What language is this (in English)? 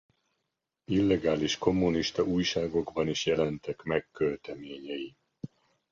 Hungarian